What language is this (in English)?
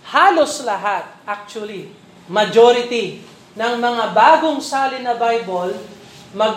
Filipino